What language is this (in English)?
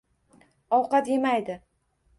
Uzbek